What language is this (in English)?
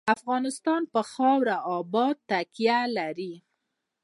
Pashto